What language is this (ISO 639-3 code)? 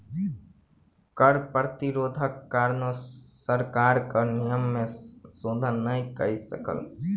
mai